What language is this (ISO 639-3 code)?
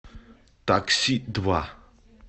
rus